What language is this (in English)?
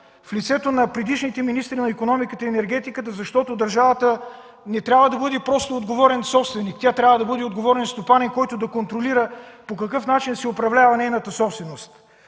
Bulgarian